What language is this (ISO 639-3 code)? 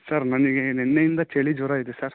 kan